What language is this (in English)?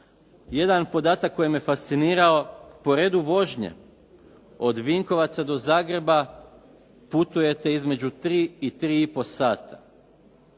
Croatian